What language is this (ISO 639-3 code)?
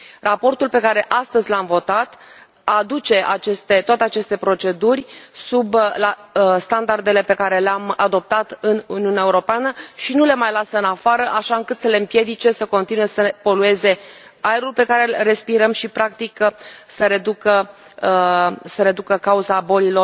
ron